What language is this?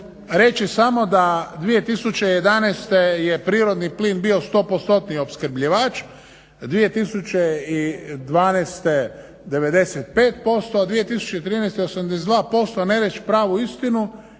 Croatian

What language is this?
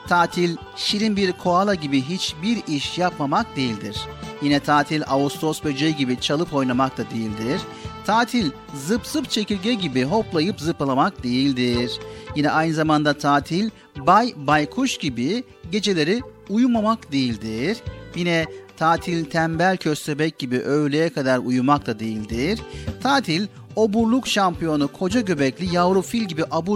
Turkish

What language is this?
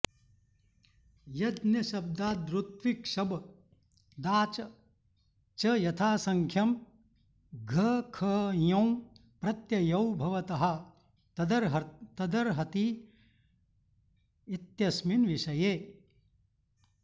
Sanskrit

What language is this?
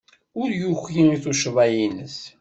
Kabyle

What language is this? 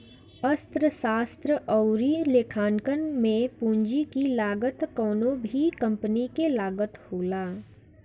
Bhojpuri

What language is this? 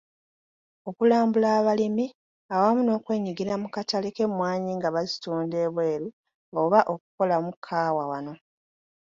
Ganda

